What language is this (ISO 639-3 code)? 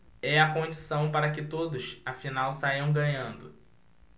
por